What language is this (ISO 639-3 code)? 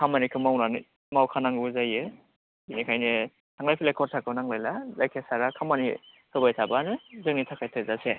brx